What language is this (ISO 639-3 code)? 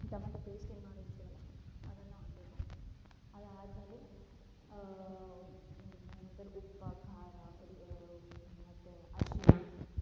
kan